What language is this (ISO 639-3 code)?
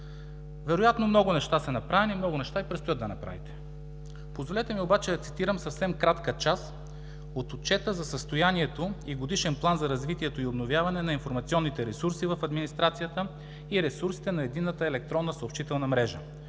bul